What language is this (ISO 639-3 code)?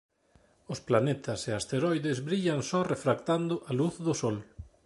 glg